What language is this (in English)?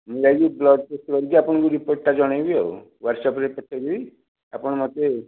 Odia